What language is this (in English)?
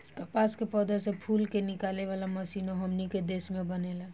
Bhojpuri